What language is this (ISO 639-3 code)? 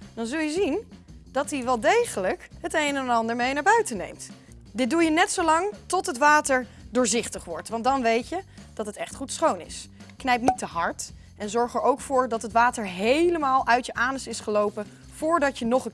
nld